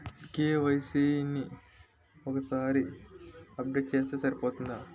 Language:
Telugu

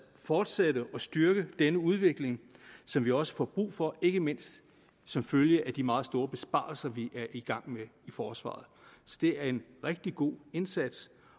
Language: Danish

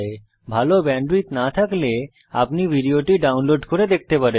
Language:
Bangla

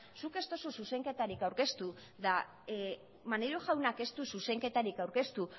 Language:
Basque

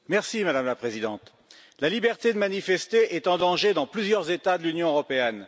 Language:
French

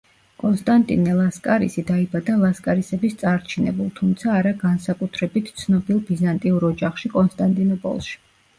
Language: Georgian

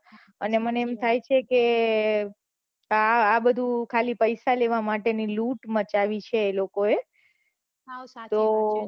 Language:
Gujarati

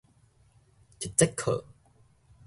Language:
Min Nan Chinese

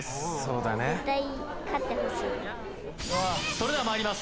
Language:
Japanese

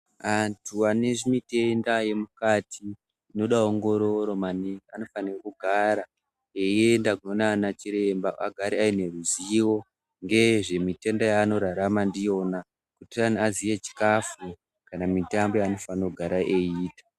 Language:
Ndau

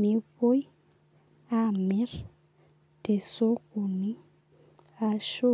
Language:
Masai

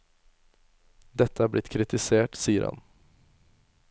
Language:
Norwegian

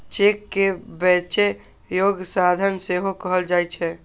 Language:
Maithili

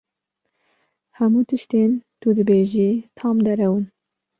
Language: Kurdish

